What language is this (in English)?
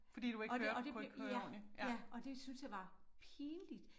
Danish